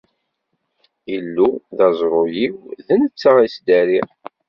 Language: Kabyle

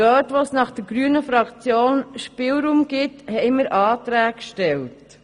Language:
Swiss German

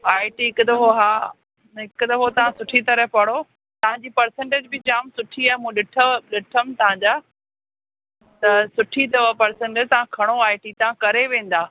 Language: Sindhi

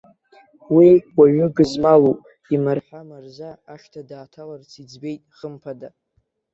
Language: Abkhazian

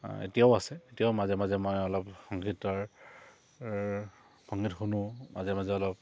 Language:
Assamese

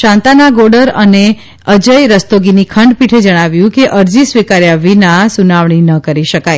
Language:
Gujarati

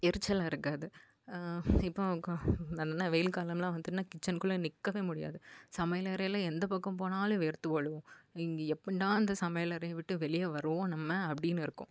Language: Tamil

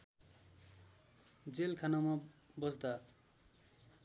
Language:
Nepali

